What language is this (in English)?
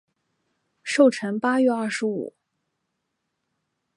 Chinese